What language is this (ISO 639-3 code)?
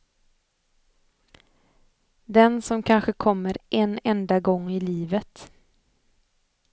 swe